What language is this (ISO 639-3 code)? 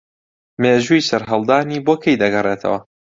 ckb